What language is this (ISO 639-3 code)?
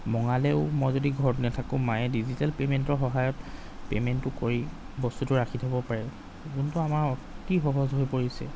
asm